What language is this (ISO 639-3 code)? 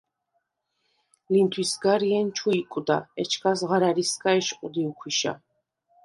sva